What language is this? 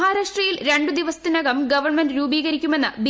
Malayalam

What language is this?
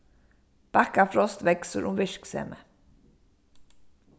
Faroese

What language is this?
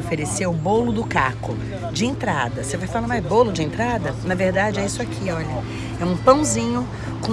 Portuguese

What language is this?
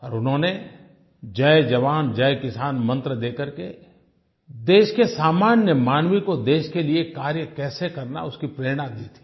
Hindi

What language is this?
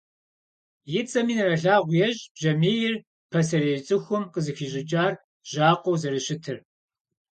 Kabardian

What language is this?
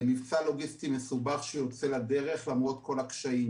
Hebrew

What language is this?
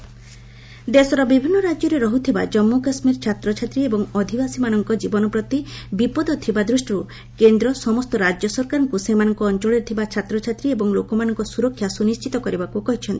Odia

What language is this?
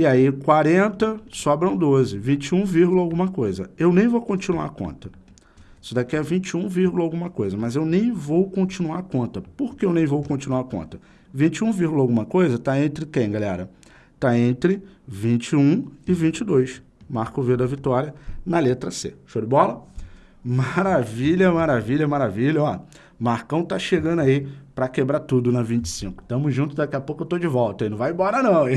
Portuguese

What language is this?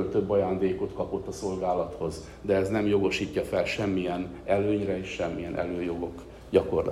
Hungarian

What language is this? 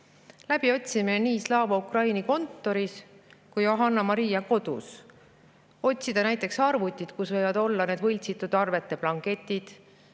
Estonian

